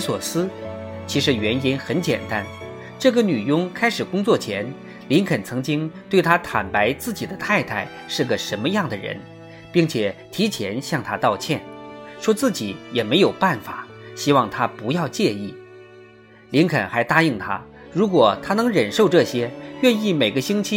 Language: Chinese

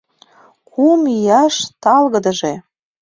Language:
Mari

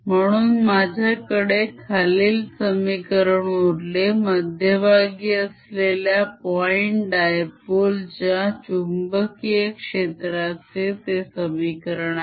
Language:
Marathi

